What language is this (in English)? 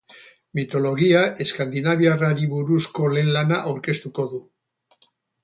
Basque